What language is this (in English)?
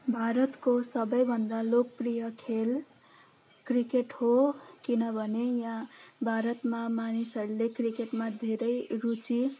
Nepali